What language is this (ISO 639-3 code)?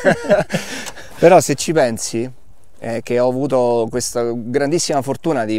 ita